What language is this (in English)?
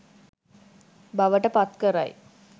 Sinhala